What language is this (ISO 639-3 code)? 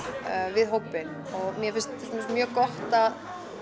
isl